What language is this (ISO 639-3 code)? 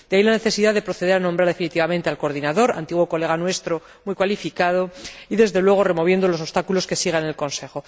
spa